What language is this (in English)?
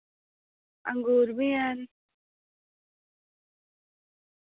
Dogri